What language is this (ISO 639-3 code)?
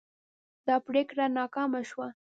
pus